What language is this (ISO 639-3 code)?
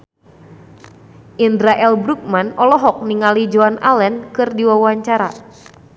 sun